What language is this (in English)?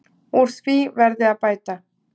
Icelandic